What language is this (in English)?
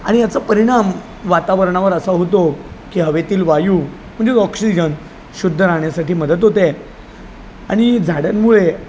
Marathi